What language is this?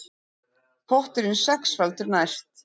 Icelandic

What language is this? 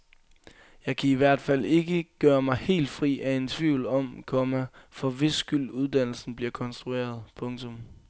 Danish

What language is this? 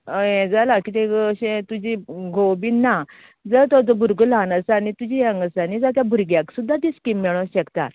Konkani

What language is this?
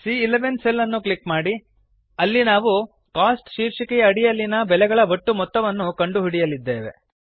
Kannada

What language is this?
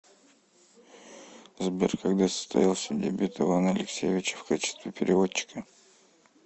Russian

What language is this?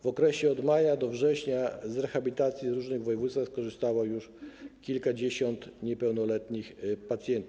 Polish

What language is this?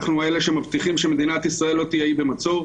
Hebrew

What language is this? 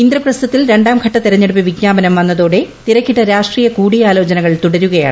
Malayalam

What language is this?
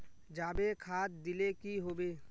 Magahi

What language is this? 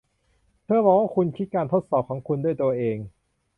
Thai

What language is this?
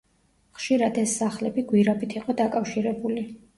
Georgian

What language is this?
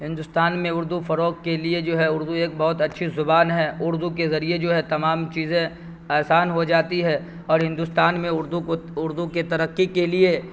Urdu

